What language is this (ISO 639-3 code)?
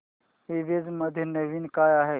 mar